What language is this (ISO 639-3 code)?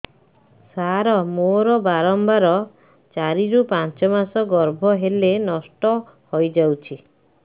ori